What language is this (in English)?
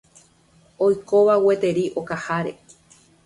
Guarani